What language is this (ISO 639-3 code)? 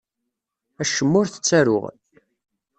kab